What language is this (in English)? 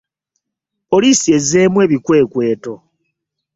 Ganda